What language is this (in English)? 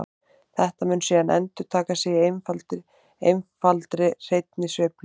Icelandic